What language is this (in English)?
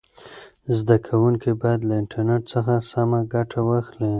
Pashto